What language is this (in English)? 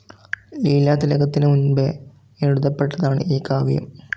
Malayalam